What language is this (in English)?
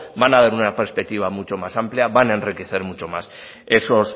Spanish